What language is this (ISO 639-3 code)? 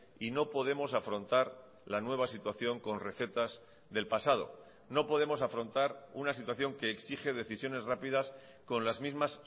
spa